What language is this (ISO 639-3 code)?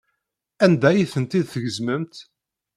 kab